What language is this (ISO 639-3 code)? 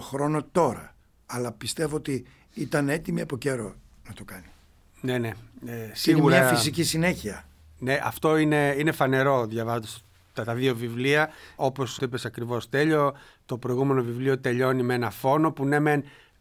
ell